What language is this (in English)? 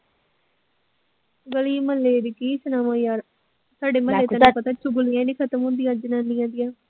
Punjabi